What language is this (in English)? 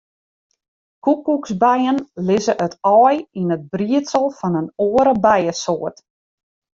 Western Frisian